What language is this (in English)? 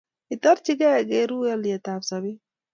Kalenjin